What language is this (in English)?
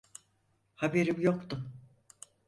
Turkish